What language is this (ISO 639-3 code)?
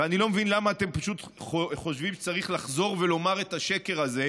heb